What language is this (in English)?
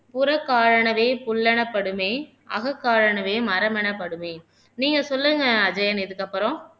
Tamil